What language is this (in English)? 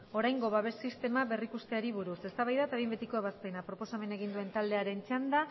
Basque